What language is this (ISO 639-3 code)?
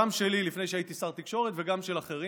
heb